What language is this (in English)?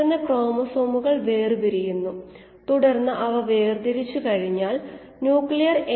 Malayalam